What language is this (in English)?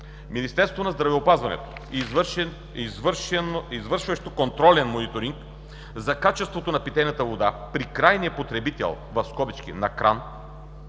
Bulgarian